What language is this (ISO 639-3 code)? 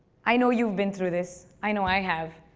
eng